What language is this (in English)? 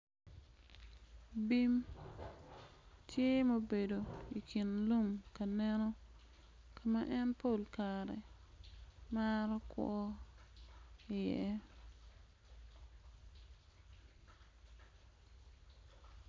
Acoli